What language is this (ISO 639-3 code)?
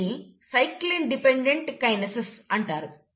tel